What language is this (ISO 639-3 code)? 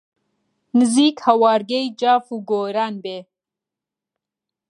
ckb